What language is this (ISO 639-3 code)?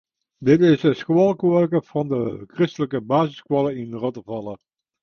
fry